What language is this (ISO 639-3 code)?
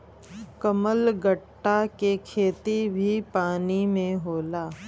bho